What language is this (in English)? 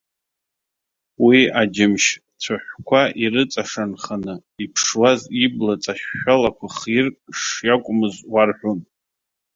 Abkhazian